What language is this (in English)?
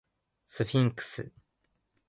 Japanese